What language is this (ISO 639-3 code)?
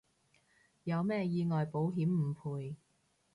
yue